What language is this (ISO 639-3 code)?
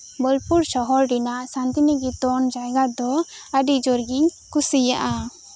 sat